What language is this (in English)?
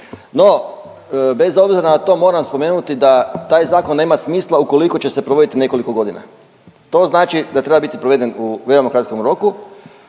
Croatian